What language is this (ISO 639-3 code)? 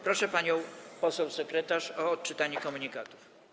pol